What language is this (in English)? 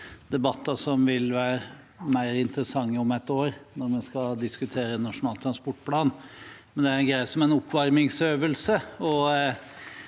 Norwegian